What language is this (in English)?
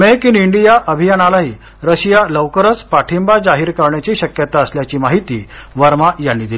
Marathi